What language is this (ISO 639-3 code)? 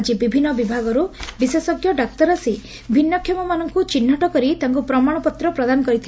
ori